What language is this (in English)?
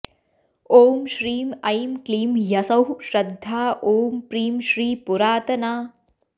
Sanskrit